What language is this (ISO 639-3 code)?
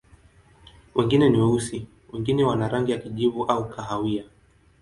swa